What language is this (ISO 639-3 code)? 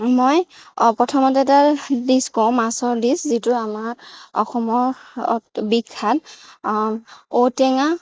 asm